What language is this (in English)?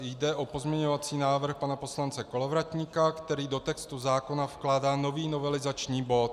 Czech